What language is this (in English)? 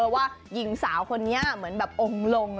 Thai